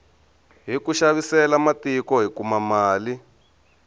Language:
Tsonga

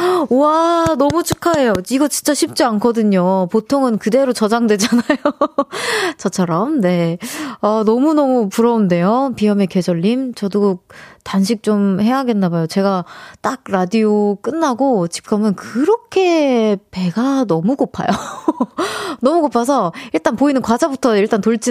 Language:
Korean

